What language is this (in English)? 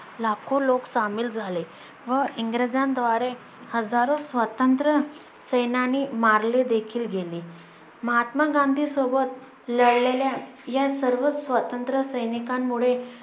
Marathi